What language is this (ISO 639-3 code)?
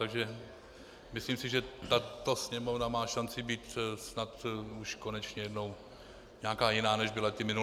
ces